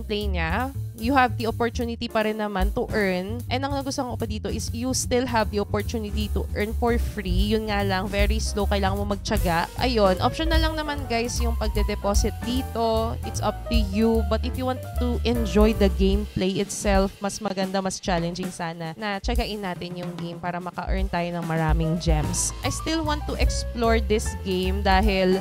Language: Filipino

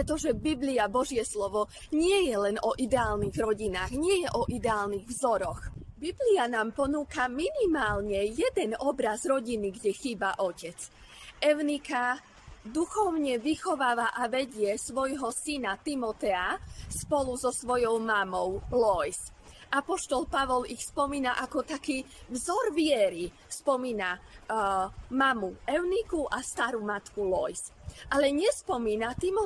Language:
Slovak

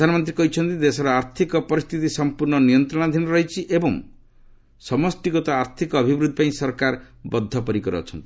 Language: Odia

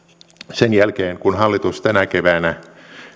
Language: Finnish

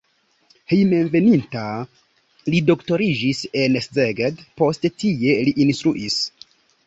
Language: Esperanto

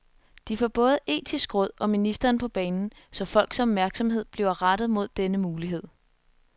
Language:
Danish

